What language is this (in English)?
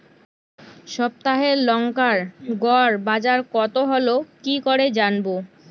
Bangla